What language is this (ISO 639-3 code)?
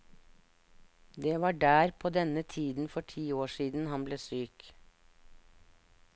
nor